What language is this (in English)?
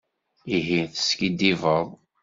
Kabyle